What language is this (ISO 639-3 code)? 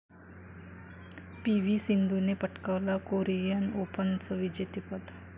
mar